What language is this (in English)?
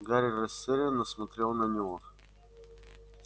Russian